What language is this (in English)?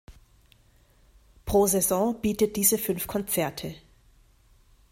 German